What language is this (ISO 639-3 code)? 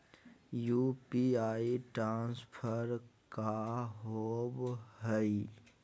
mag